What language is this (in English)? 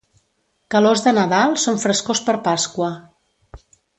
Catalan